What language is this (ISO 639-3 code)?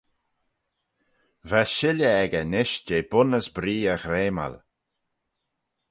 glv